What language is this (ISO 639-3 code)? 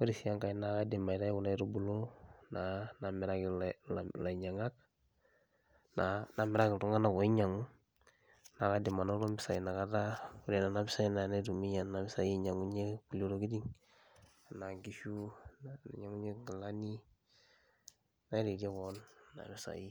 mas